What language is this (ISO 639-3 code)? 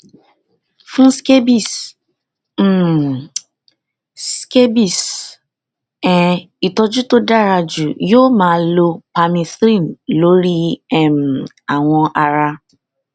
yor